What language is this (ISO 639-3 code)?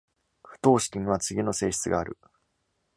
jpn